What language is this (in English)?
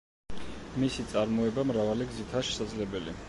Georgian